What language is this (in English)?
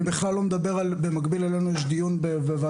Hebrew